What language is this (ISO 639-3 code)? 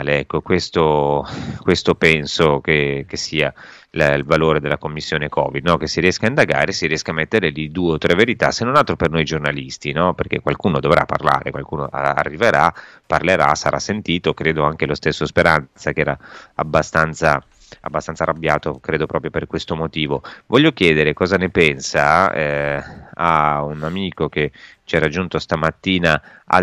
ita